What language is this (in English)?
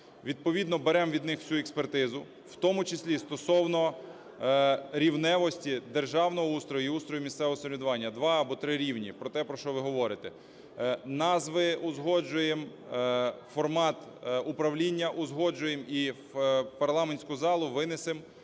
Ukrainian